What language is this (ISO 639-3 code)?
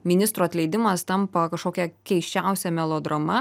lit